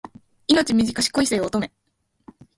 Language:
Japanese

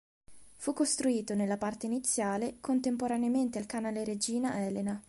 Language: Italian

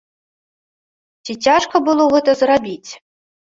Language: Belarusian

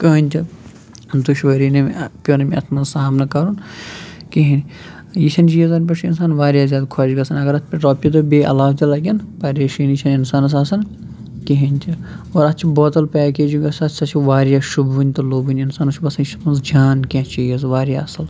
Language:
Kashmiri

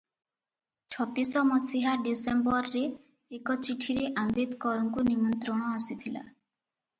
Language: Odia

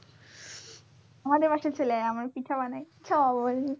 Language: Bangla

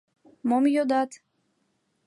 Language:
Mari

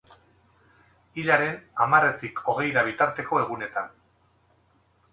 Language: Basque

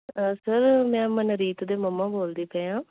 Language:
Punjabi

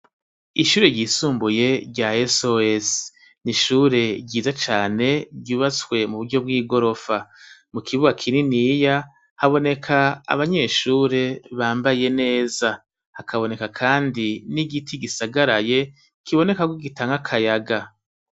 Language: Rundi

